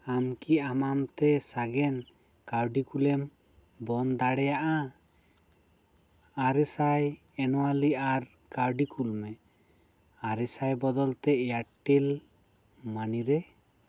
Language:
Santali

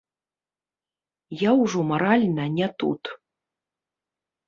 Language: Belarusian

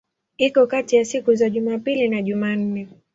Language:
Swahili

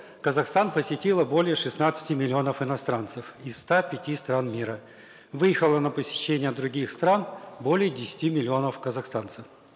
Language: Kazakh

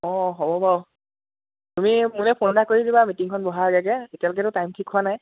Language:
Assamese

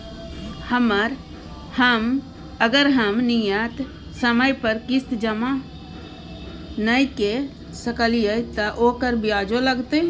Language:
Maithili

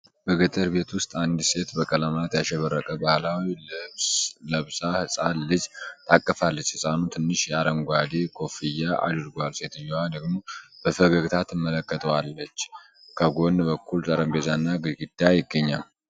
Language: Amharic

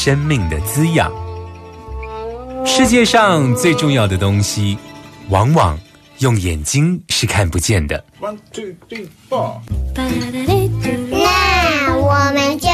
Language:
Chinese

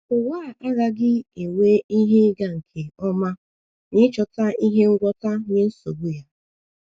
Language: Igbo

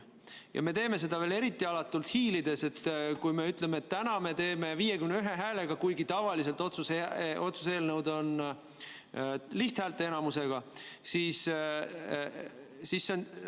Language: Estonian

